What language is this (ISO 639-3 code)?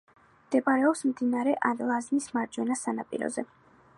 kat